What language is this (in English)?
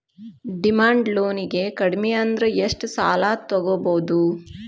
Kannada